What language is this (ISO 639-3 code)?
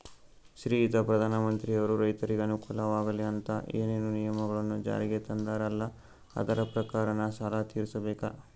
kan